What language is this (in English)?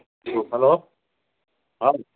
Manipuri